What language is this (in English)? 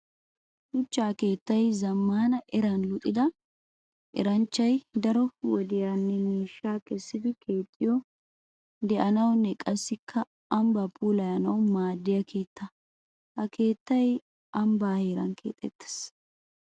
Wolaytta